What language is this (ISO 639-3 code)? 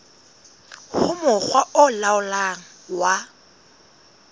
sot